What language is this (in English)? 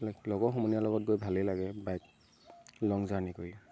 Assamese